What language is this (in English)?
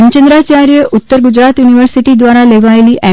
Gujarati